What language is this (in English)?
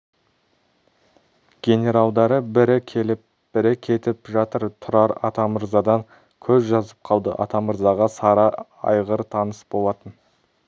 Kazakh